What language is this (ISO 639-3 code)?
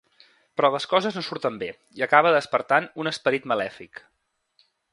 cat